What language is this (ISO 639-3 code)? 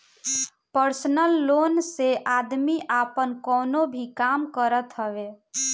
bho